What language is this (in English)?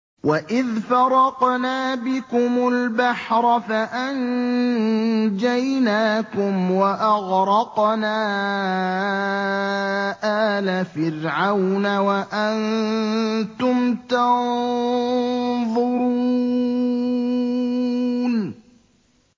Arabic